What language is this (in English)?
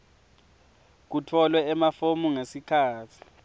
Swati